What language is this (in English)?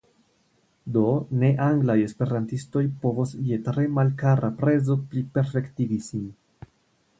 Esperanto